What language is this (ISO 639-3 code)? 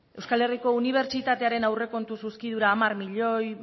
eus